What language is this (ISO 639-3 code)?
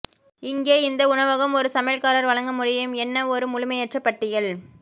tam